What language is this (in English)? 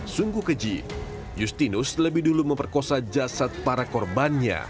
Indonesian